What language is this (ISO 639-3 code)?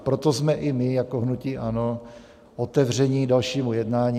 ces